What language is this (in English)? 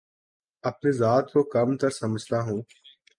Urdu